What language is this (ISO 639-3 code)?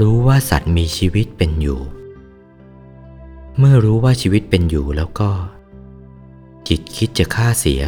tha